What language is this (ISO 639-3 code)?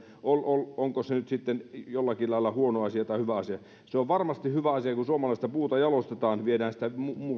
fin